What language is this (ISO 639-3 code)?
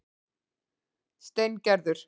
isl